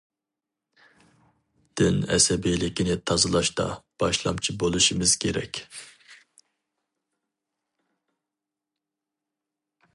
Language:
Uyghur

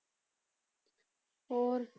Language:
Punjabi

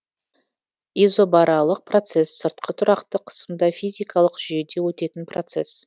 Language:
Kazakh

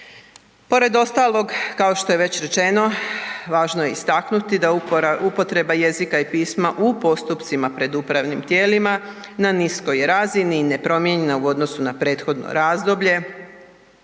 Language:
Croatian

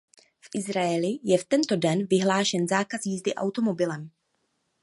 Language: Czech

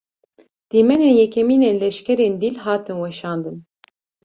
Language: Kurdish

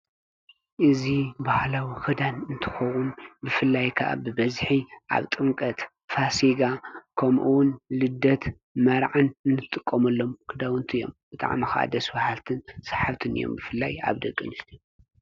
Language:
Tigrinya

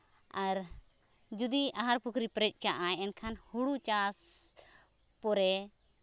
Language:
Santali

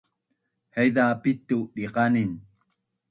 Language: Bunun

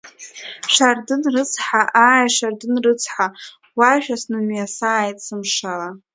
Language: Abkhazian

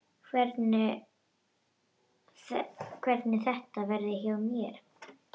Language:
Icelandic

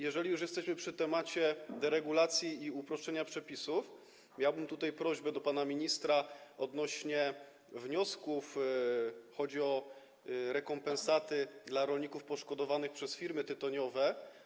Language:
Polish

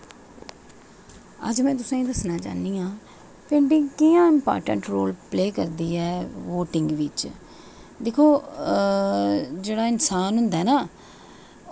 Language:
Dogri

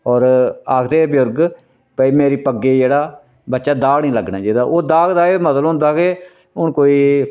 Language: Dogri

